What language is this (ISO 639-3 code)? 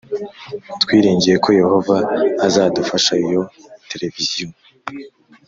kin